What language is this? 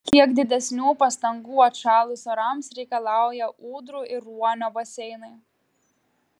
Lithuanian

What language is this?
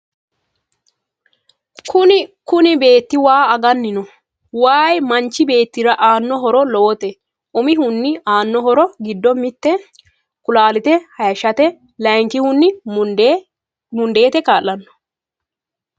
Sidamo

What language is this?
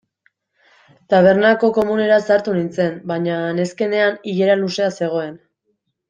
Basque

